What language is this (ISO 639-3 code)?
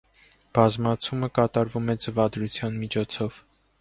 hye